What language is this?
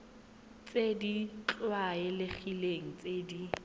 Tswana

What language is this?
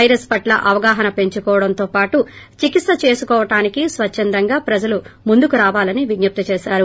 Telugu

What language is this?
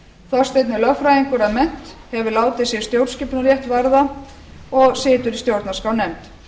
Icelandic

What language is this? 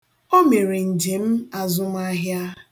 Igbo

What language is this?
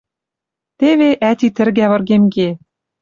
Western Mari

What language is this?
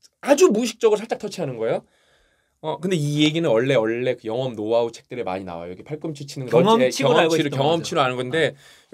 Korean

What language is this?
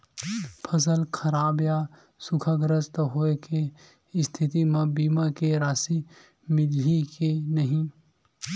Chhattisgarhi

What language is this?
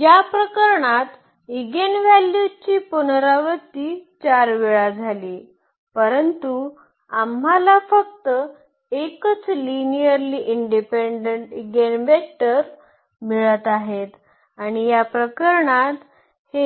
Marathi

